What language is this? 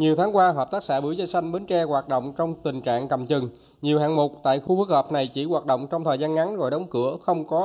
Vietnamese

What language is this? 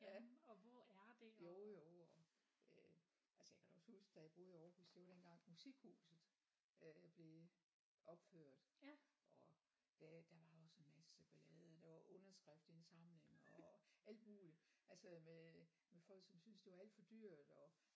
Danish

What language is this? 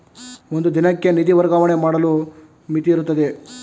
Kannada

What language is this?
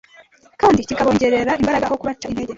Kinyarwanda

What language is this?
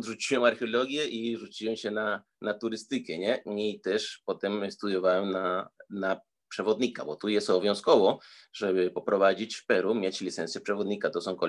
Polish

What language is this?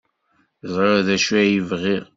Kabyle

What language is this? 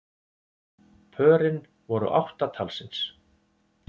Icelandic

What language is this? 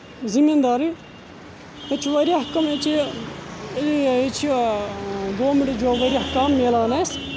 Kashmiri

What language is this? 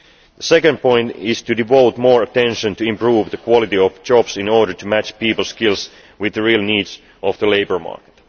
English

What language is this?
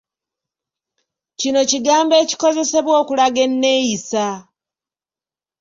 Ganda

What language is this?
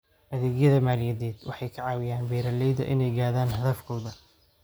Somali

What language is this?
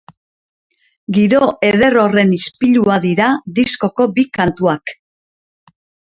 Basque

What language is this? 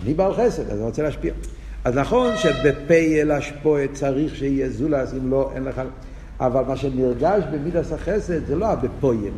Hebrew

